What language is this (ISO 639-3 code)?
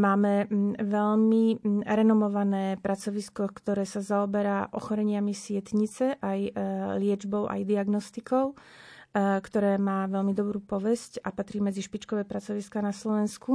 slk